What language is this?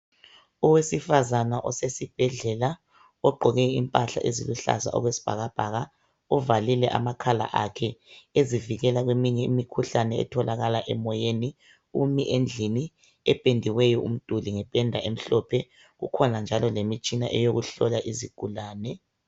North Ndebele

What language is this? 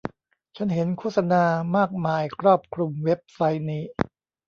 Thai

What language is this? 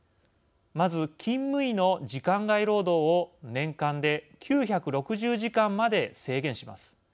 Japanese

